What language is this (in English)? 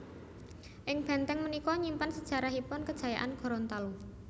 Javanese